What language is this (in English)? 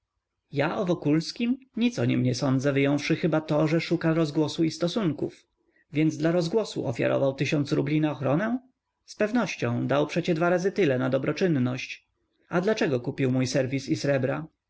Polish